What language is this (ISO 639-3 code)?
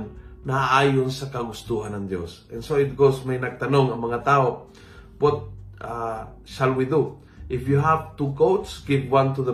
fil